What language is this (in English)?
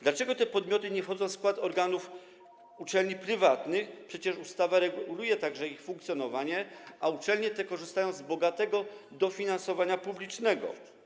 Polish